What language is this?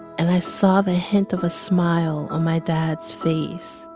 English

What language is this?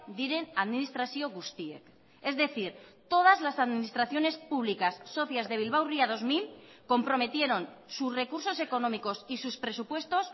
Spanish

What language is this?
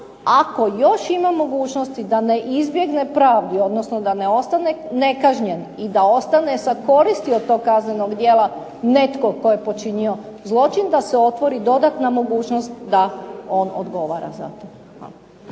Croatian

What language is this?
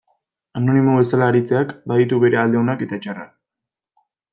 Basque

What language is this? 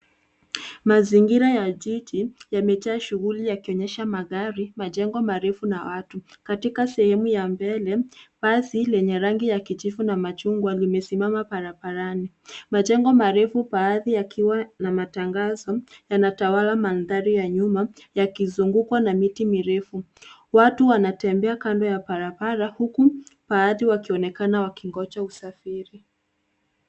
Swahili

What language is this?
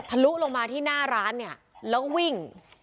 Thai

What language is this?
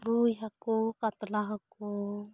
Santali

